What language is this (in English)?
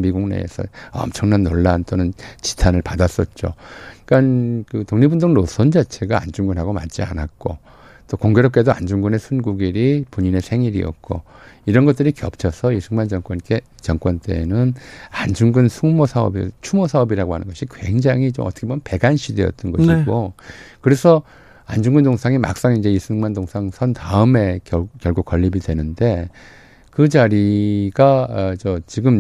Korean